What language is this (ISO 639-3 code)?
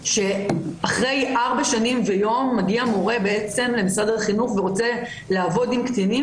heb